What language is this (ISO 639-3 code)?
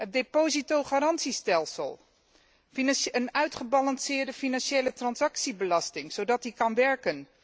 nld